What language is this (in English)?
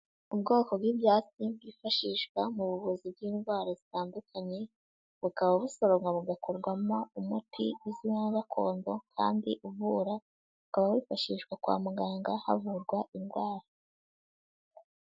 Kinyarwanda